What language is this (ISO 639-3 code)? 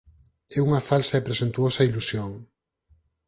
glg